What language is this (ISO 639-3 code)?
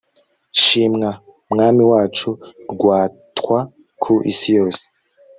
kin